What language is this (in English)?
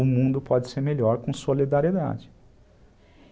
Portuguese